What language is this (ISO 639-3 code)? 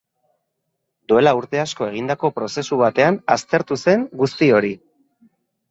eus